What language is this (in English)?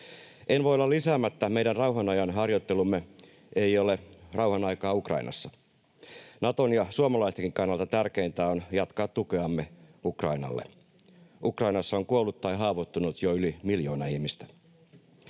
Finnish